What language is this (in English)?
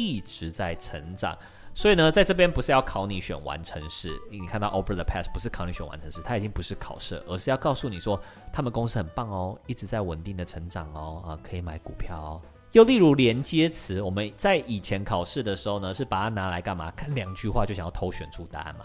Chinese